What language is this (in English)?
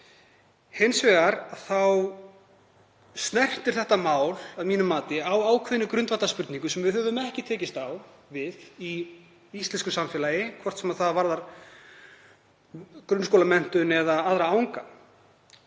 Icelandic